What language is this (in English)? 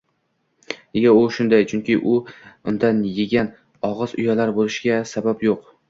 Uzbek